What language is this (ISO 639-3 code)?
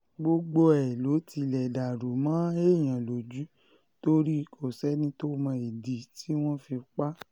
yor